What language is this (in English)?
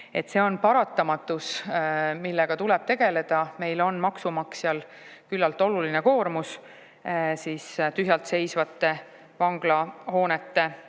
Estonian